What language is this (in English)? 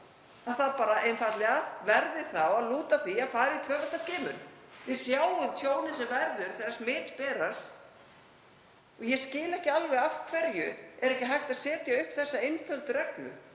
Icelandic